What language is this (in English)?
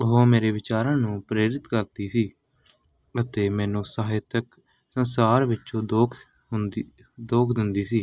Punjabi